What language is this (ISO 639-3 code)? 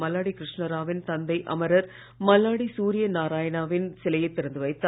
tam